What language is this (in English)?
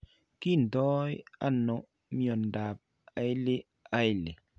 Kalenjin